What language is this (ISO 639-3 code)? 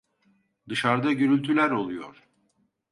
tur